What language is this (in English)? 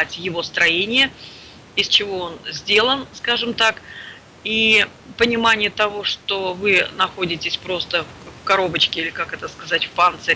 Russian